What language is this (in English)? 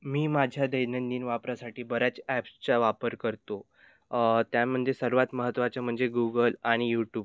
Marathi